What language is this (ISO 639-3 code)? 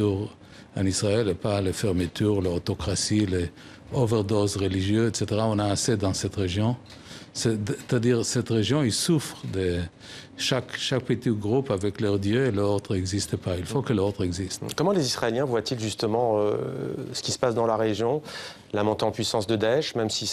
fra